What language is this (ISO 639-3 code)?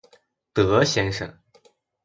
zho